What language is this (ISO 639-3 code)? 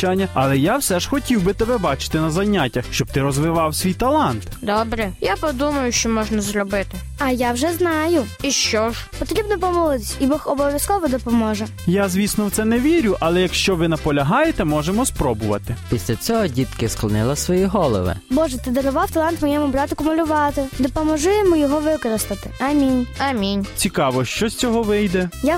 ukr